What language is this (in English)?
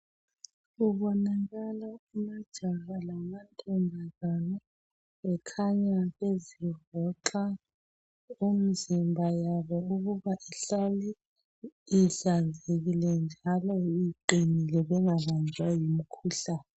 North Ndebele